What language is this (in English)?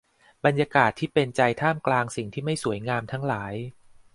Thai